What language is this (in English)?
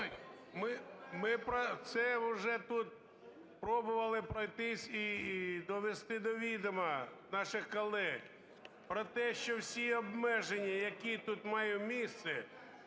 Ukrainian